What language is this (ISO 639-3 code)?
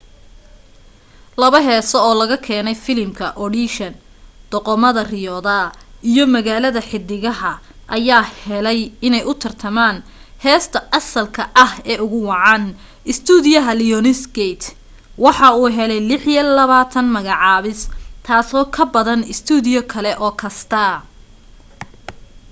som